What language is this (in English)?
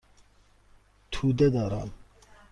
Persian